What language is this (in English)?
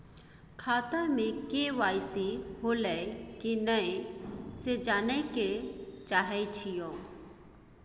Maithili